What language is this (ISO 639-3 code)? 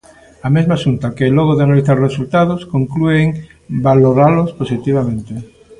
glg